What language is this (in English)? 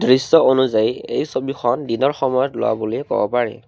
Assamese